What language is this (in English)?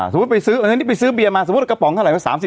Thai